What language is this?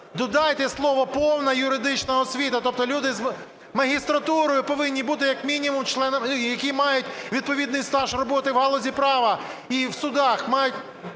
Ukrainian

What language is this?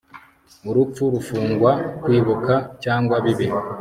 Kinyarwanda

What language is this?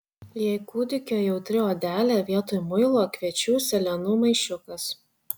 Lithuanian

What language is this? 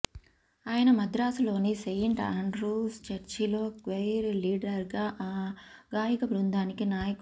Telugu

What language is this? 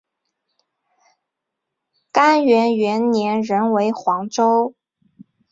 Chinese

